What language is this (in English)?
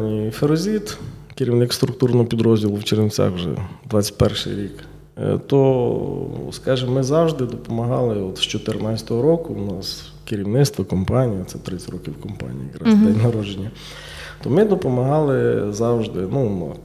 Ukrainian